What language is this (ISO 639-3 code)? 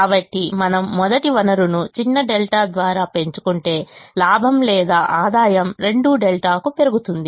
tel